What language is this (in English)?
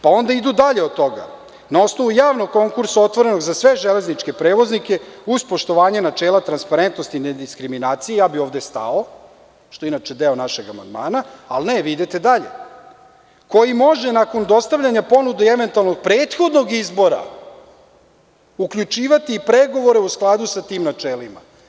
Serbian